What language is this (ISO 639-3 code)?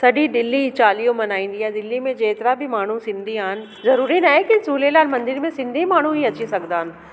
snd